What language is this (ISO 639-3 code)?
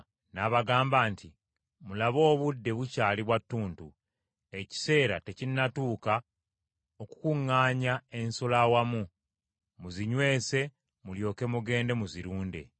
lug